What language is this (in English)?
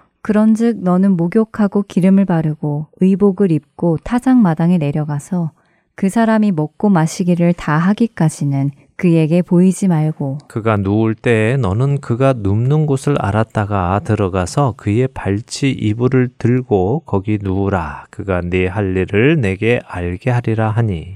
Korean